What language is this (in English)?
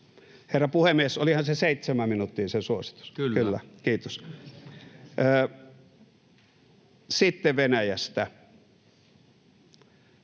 Finnish